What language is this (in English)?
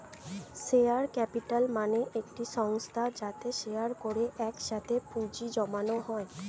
Bangla